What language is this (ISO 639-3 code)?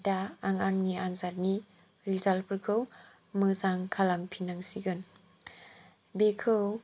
brx